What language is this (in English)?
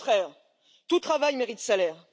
French